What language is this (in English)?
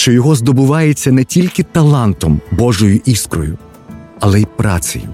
Ukrainian